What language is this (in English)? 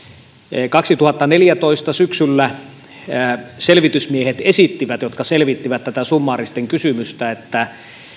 Finnish